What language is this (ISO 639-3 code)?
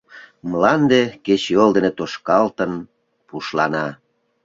chm